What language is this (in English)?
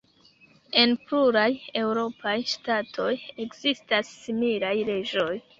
Esperanto